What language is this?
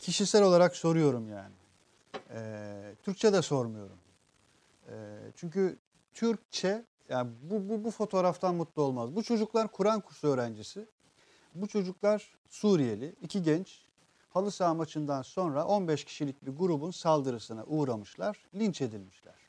Turkish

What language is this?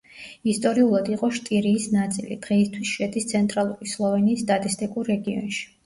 Georgian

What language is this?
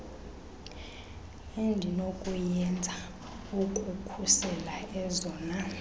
Xhosa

